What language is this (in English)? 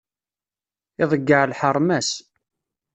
Kabyle